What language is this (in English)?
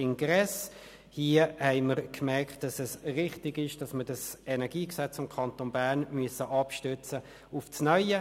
Swiss German